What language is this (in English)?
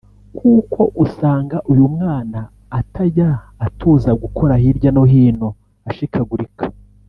Kinyarwanda